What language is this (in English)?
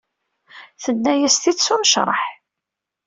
Kabyle